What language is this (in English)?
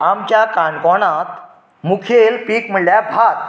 Konkani